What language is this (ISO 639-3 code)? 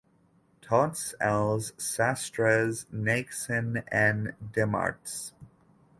cat